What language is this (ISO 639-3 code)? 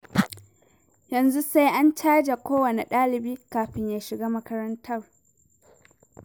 hau